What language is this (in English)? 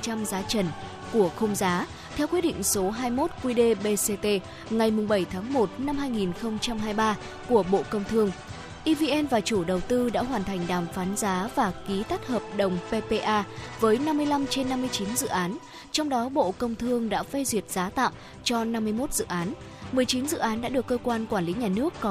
Vietnamese